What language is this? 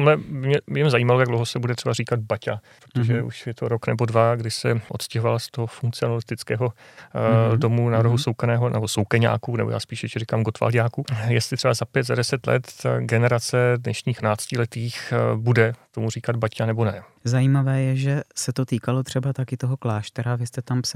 Czech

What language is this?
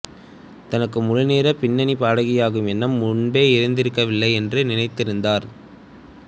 Tamil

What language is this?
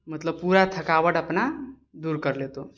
Maithili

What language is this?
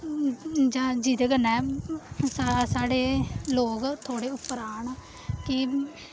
Dogri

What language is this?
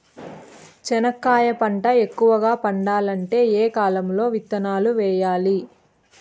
Telugu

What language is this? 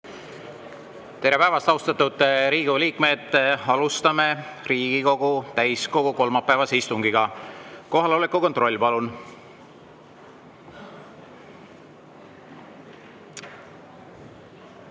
Estonian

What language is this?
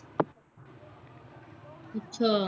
Punjabi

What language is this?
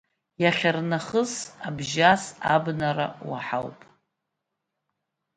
Abkhazian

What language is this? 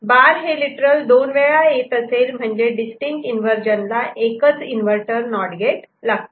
Marathi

